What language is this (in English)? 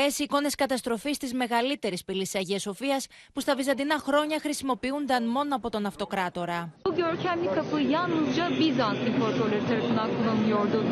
Greek